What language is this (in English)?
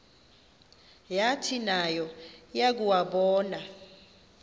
Xhosa